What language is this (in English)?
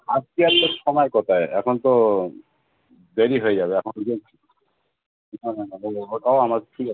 Bangla